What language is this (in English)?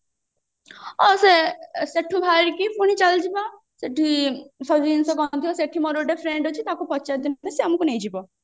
Odia